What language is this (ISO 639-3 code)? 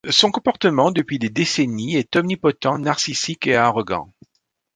fra